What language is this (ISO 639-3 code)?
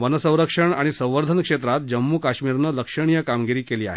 mar